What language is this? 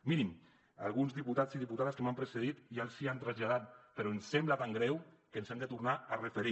Catalan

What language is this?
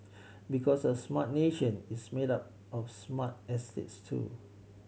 English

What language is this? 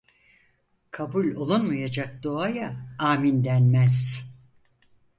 Turkish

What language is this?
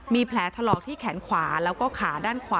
Thai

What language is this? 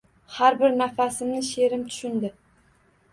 Uzbek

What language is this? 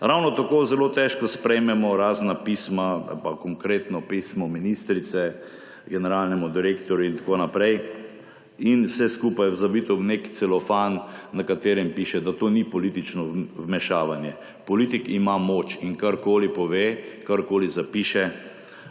Slovenian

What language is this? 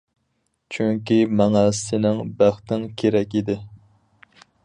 Uyghur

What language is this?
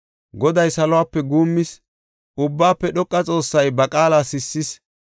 Gofa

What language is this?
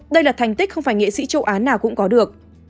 Vietnamese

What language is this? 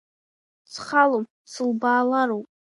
Abkhazian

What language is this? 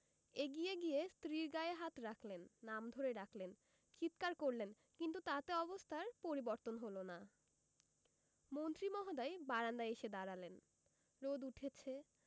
Bangla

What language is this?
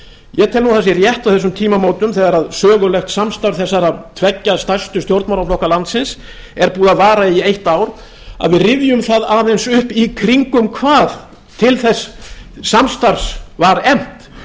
Icelandic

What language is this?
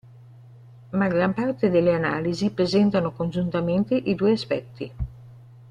Italian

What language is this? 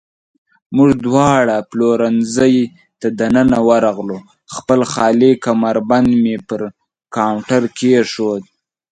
Pashto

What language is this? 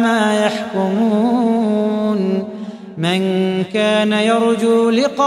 Arabic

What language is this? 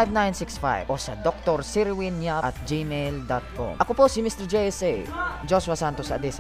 Filipino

